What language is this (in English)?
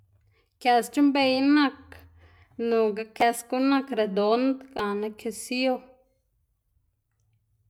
Xanaguía Zapotec